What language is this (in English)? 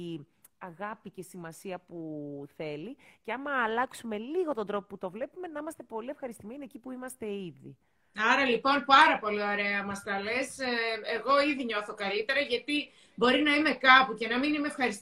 Greek